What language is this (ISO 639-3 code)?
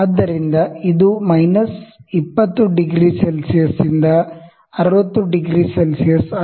kan